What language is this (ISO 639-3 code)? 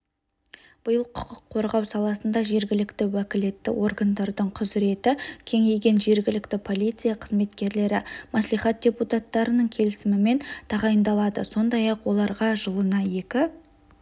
kaz